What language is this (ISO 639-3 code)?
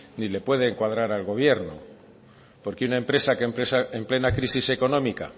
spa